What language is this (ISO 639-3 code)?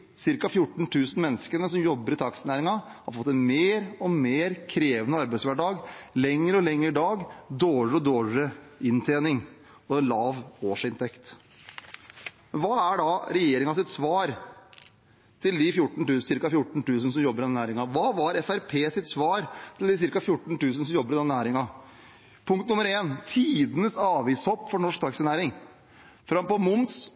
nob